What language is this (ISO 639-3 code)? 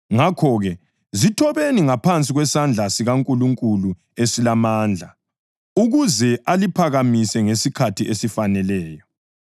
nde